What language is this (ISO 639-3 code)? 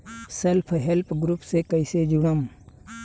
bho